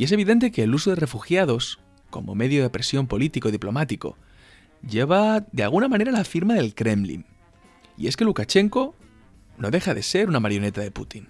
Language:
Spanish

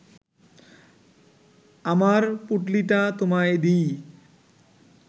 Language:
Bangla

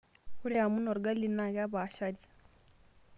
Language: Masai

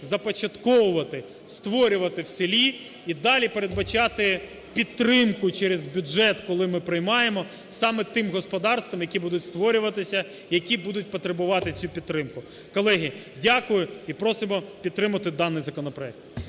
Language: Ukrainian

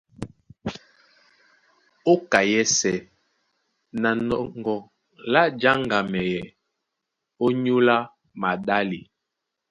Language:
Duala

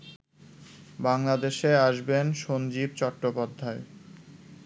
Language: Bangla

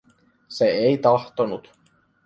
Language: Finnish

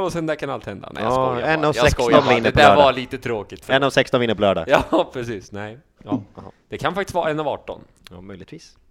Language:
Swedish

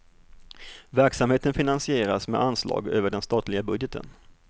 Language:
Swedish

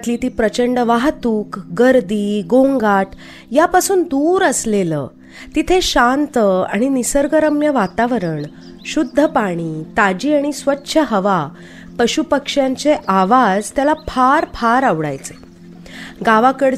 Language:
Marathi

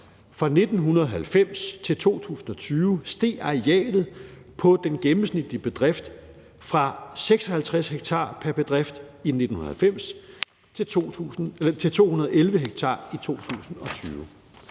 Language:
Danish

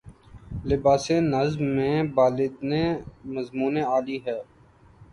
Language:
Urdu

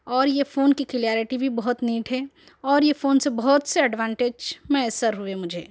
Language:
Urdu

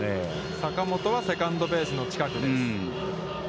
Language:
Japanese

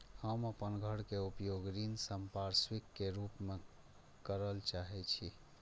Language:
Maithili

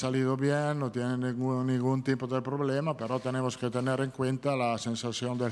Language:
Spanish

